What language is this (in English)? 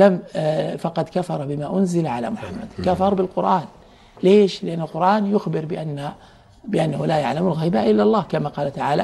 Arabic